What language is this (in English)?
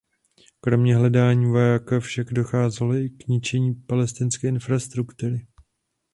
Czech